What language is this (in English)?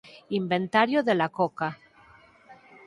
Galician